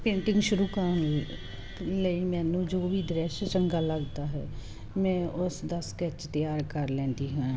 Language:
Punjabi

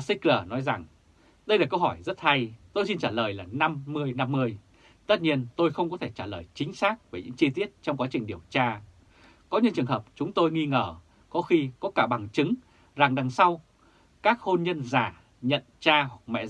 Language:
Vietnamese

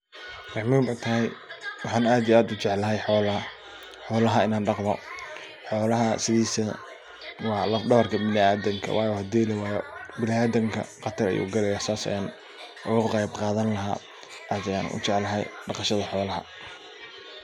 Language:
Somali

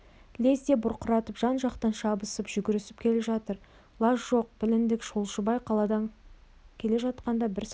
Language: Kazakh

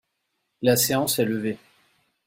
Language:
French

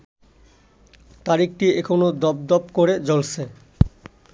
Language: Bangla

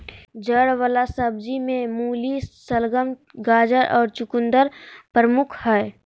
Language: Magahi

